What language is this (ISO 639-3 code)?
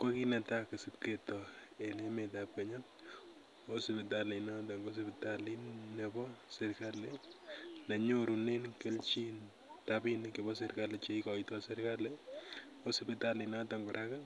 kln